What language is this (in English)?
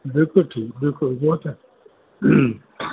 Sindhi